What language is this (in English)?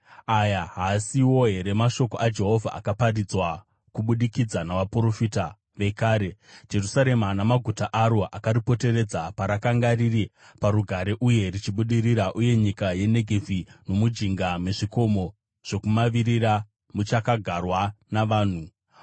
Shona